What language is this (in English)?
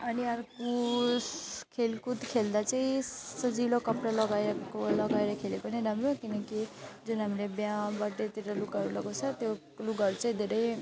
Nepali